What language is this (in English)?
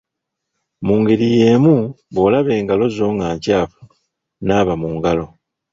Ganda